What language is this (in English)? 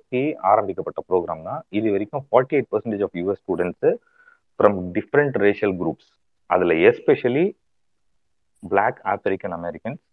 Tamil